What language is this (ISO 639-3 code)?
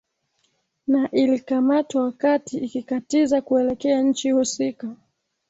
swa